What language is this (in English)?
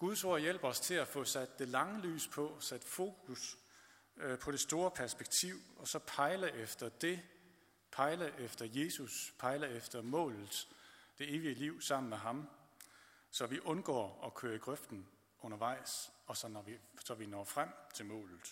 Danish